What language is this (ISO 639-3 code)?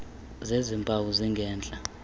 xho